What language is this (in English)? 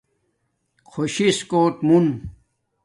Domaaki